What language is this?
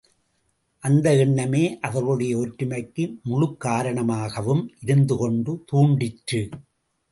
Tamil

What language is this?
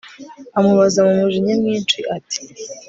Kinyarwanda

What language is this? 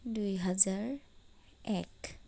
Assamese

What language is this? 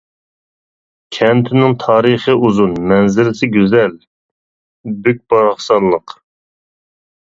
Uyghur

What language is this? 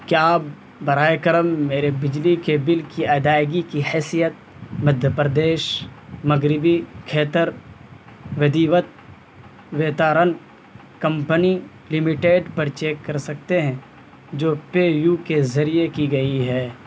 Urdu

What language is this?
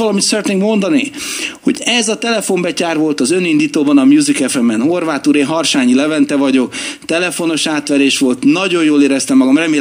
Hungarian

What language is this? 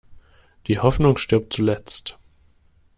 German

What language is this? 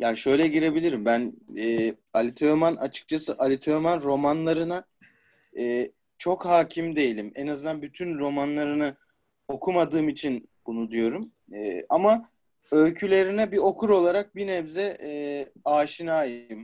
Turkish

